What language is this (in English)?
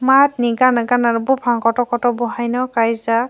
Kok Borok